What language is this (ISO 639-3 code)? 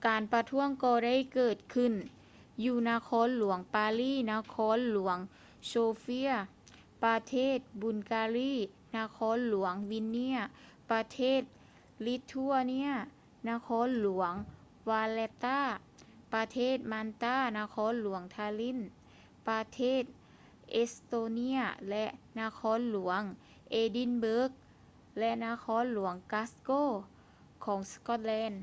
lao